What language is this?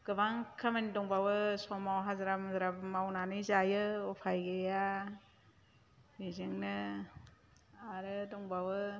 Bodo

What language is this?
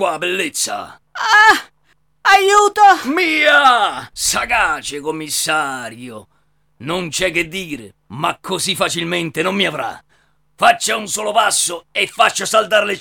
Italian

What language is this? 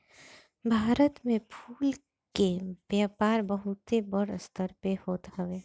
Bhojpuri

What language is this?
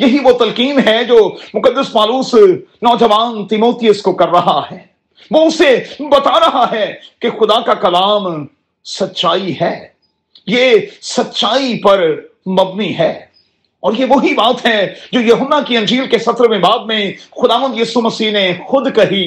Urdu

